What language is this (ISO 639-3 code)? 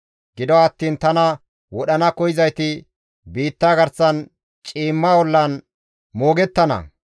gmv